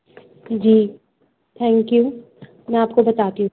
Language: Urdu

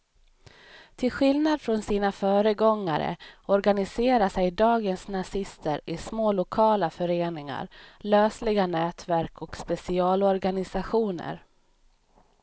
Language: Swedish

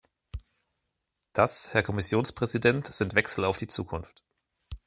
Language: German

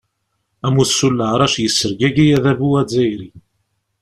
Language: Kabyle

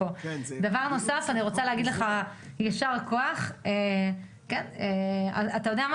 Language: Hebrew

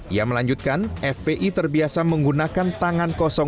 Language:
Indonesian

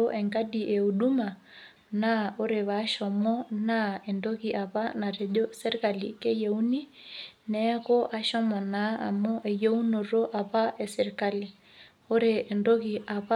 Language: Masai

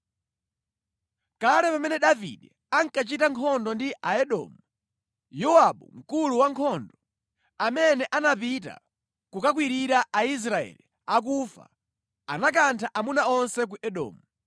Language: Nyanja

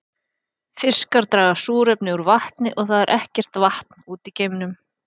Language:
Icelandic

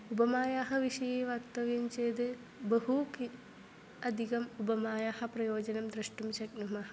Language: Sanskrit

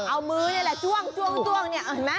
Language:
Thai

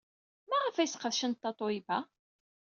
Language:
Kabyle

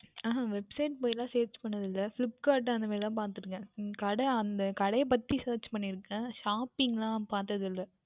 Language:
Tamil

